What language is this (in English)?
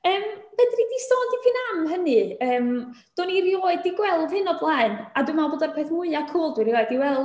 Welsh